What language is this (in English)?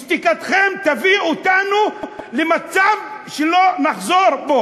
Hebrew